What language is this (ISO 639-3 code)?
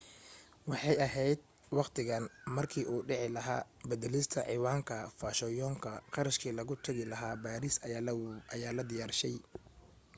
som